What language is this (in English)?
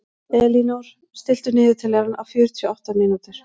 Icelandic